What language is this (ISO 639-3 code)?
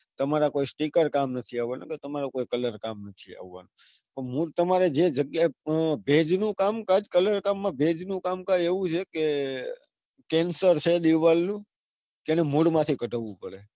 guj